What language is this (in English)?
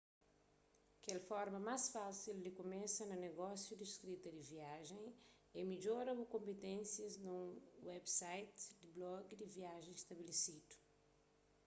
Kabuverdianu